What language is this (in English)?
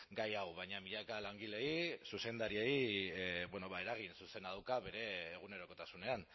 Basque